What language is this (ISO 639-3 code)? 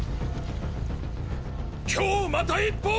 jpn